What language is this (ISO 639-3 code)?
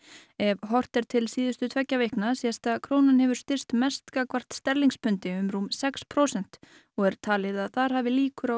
isl